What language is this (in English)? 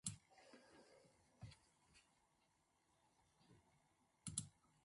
Latvian